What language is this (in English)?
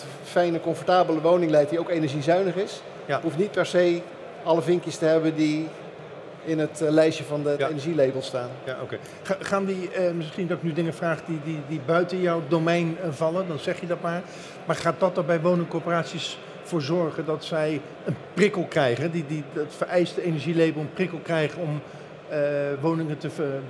Dutch